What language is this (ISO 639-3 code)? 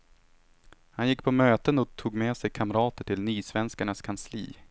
swe